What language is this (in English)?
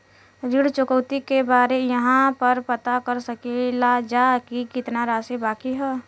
Bhojpuri